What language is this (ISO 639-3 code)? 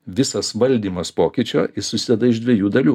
lit